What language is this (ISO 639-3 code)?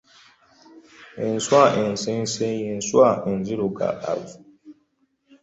lug